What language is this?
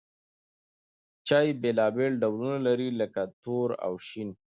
Pashto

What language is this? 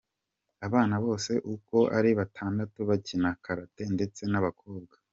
Kinyarwanda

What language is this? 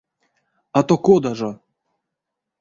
Erzya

